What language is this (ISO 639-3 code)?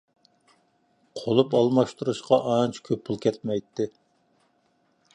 uig